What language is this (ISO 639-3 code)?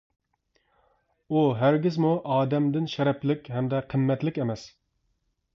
uig